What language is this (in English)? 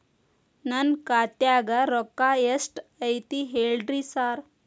Kannada